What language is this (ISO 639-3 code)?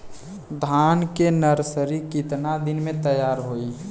bho